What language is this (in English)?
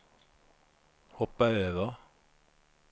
Swedish